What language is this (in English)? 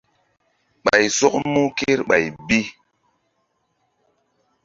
Mbum